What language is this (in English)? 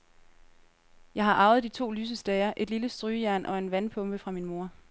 Danish